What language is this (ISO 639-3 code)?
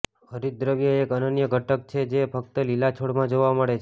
guj